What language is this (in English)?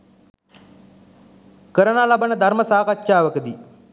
Sinhala